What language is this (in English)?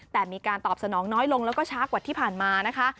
Thai